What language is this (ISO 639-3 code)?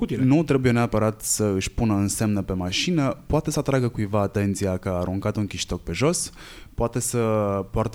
ron